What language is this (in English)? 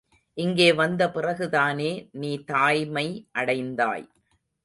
Tamil